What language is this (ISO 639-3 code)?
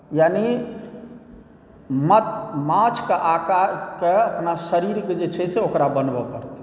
mai